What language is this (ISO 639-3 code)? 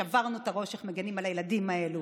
heb